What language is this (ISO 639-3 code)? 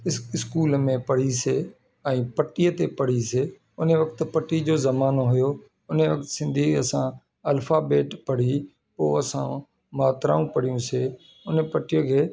snd